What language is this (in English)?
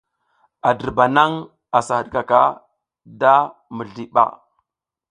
South Giziga